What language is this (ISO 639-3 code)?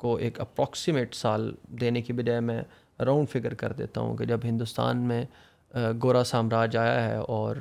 urd